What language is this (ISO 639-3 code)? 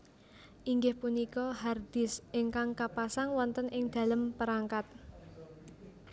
jav